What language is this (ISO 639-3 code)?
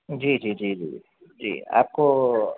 urd